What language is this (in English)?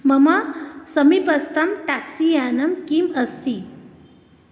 Sanskrit